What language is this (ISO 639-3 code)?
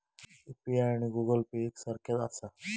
mar